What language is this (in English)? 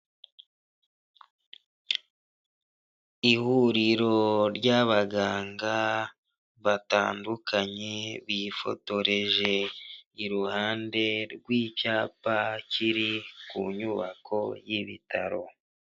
Kinyarwanda